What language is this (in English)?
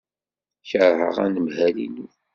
Kabyle